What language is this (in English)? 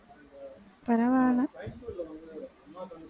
Tamil